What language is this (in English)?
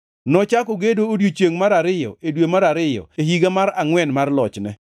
Luo (Kenya and Tanzania)